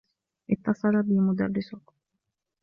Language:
Arabic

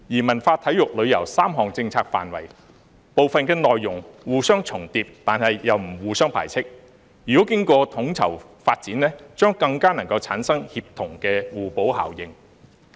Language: Cantonese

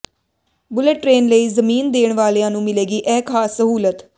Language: Punjabi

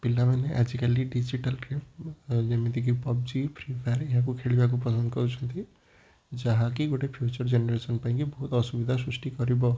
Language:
Odia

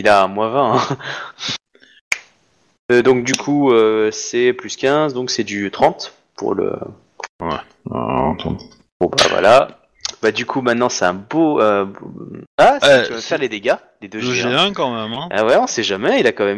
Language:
French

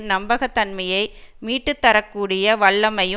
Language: Tamil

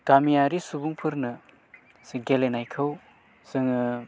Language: Bodo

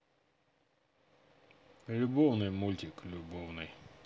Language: Russian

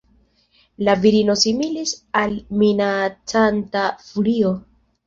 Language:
Esperanto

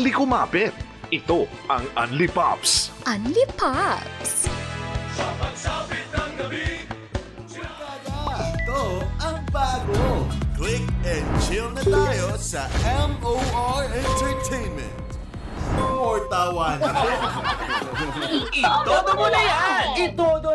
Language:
Filipino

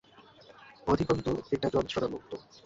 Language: Bangla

